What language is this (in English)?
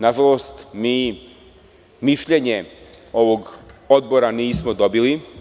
Serbian